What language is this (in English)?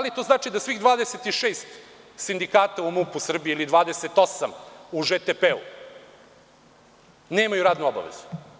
Serbian